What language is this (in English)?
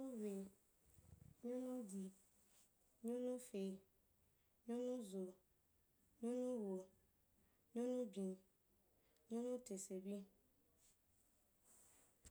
Wapan